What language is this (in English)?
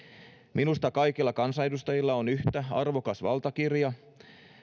Finnish